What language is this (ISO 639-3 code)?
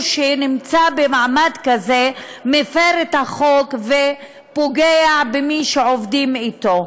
heb